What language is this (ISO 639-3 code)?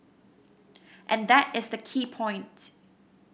eng